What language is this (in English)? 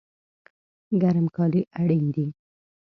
Pashto